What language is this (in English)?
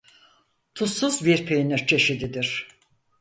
Turkish